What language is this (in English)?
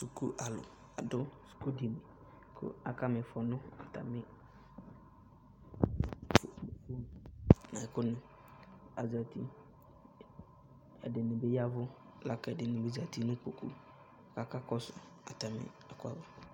Ikposo